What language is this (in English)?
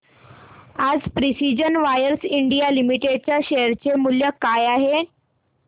Marathi